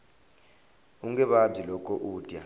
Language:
Tsonga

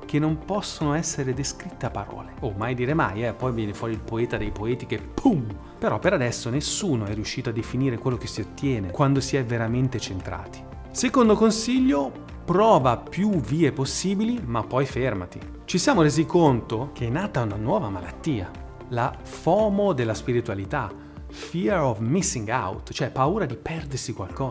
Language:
Italian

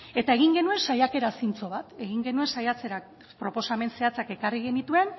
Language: Basque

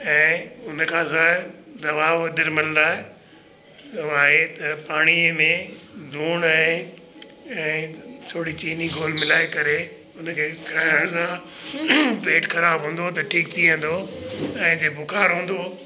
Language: Sindhi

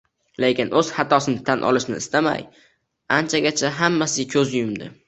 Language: Uzbek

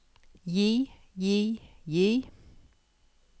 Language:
Norwegian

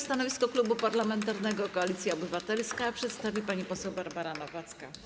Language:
Polish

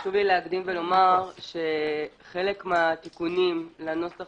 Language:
Hebrew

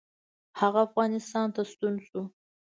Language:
Pashto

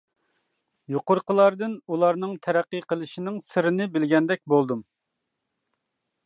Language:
Uyghur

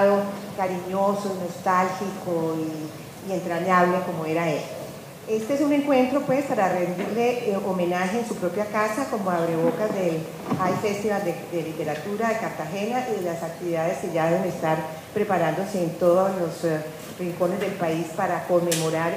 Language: Spanish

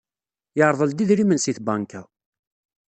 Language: Kabyle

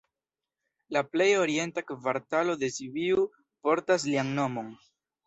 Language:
Esperanto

